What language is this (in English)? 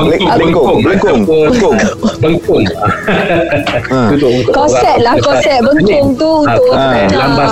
Malay